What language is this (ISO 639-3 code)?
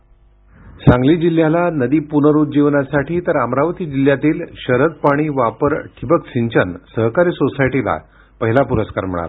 mar